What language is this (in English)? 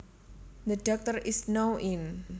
Javanese